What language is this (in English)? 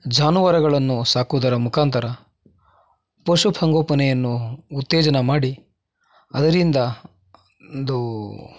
Kannada